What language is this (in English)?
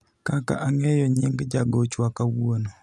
Luo (Kenya and Tanzania)